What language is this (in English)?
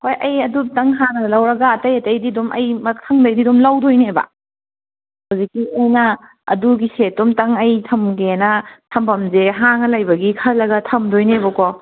Manipuri